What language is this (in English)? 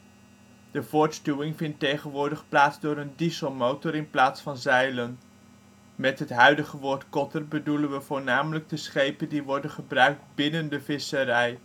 Dutch